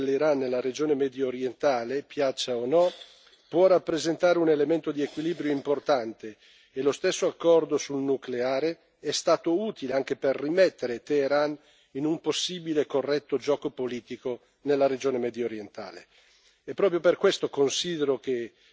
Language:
Italian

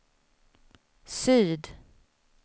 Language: Swedish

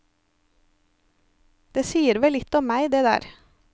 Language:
Norwegian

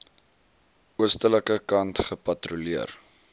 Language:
Afrikaans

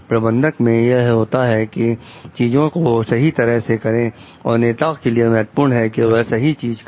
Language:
Hindi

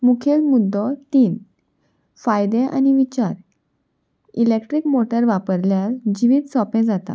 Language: Konkani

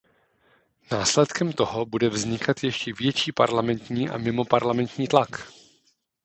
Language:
Czech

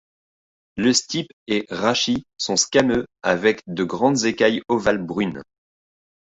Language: French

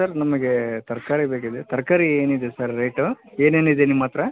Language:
Kannada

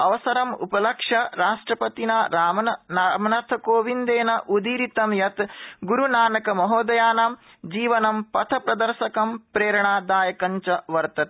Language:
Sanskrit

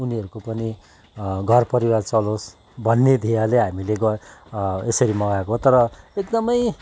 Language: Nepali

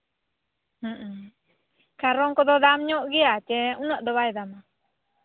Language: Santali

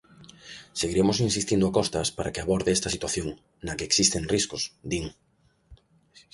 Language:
Galician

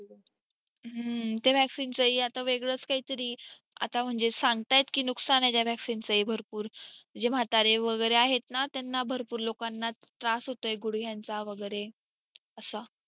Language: Marathi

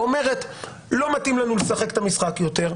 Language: Hebrew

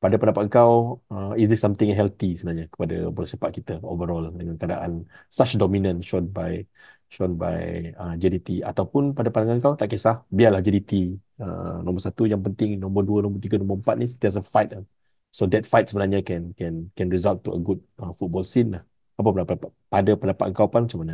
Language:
Malay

